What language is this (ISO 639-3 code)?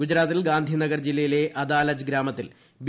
mal